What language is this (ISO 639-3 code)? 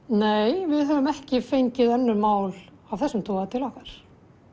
isl